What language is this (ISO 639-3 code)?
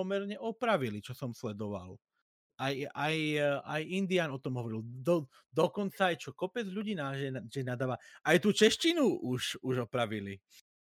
ces